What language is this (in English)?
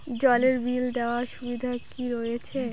Bangla